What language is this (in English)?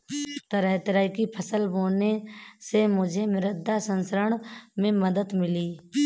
Hindi